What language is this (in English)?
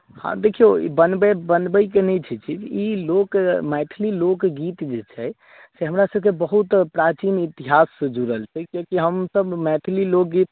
Maithili